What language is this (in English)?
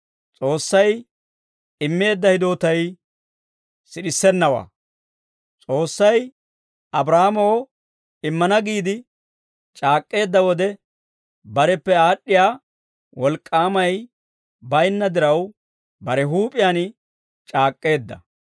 Dawro